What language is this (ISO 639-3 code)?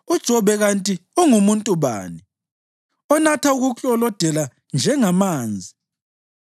nde